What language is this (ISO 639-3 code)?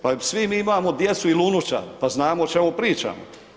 hrv